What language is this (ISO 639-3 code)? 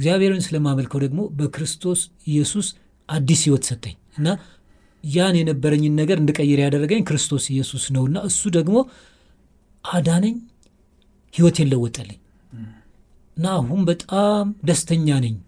amh